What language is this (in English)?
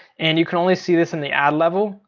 English